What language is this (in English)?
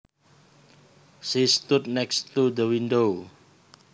Javanese